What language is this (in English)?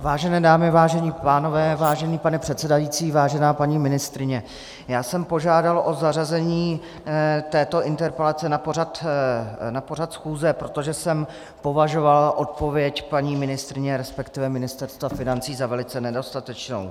Czech